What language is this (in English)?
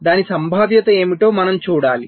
Telugu